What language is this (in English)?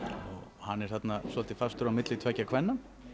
Icelandic